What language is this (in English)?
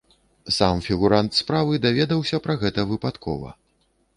Belarusian